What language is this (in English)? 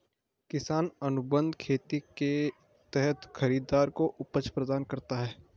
Hindi